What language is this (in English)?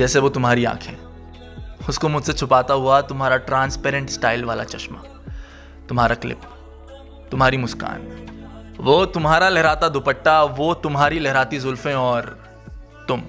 Hindi